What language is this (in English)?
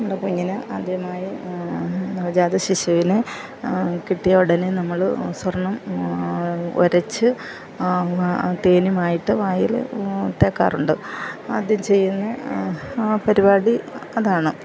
Malayalam